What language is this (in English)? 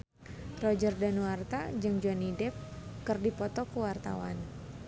Sundanese